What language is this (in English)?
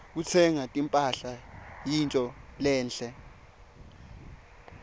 Swati